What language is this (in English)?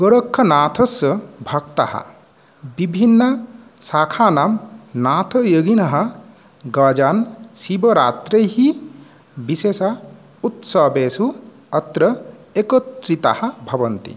Sanskrit